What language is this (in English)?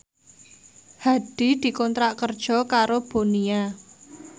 Javanese